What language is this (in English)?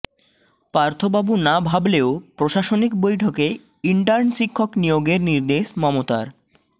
Bangla